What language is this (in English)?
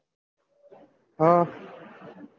Gujarati